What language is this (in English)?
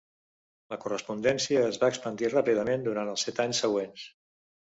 Catalan